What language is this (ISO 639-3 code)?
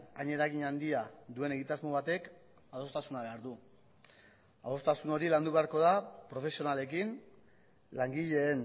eus